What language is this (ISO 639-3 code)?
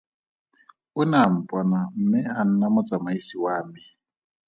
tsn